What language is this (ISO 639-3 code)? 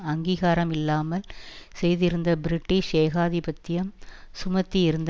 tam